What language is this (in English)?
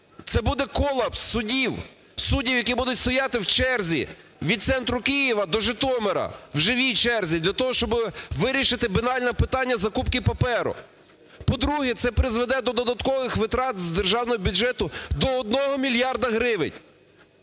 Ukrainian